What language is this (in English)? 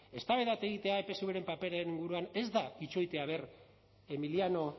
Basque